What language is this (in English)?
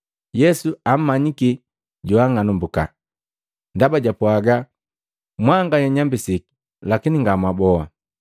Matengo